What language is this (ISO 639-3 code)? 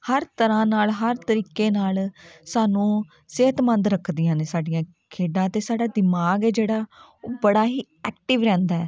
pan